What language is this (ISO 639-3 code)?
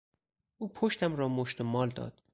fas